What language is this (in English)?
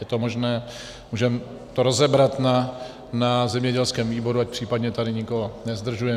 Czech